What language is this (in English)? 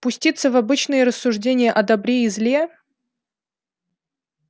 Russian